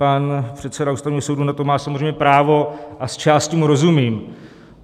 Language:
Czech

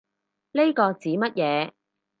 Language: Cantonese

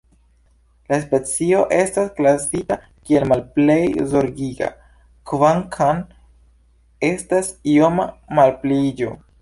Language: Esperanto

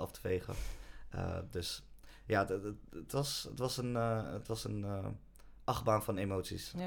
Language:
Dutch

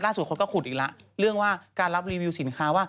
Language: Thai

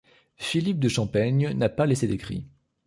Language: French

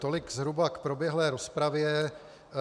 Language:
Czech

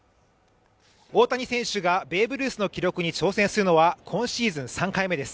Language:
Japanese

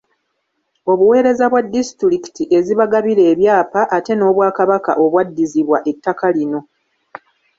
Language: Ganda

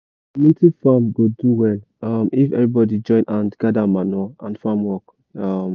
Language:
Nigerian Pidgin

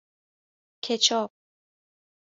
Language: Persian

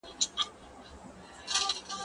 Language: Pashto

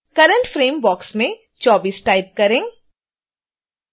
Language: Hindi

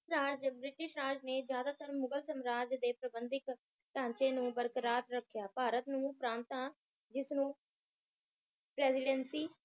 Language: Punjabi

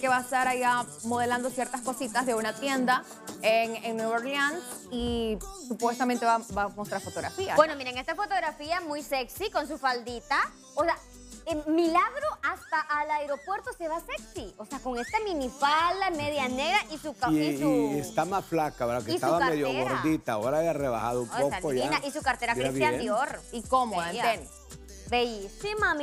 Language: Spanish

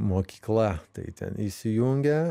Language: Lithuanian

